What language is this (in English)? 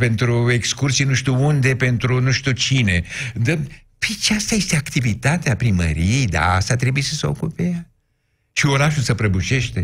Romanian